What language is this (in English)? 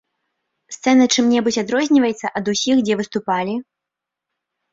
Belarusian